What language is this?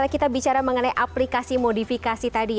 Indonesian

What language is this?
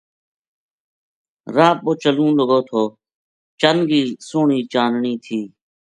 Gujari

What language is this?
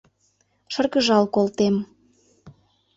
Mari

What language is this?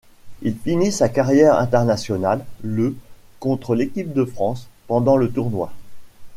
French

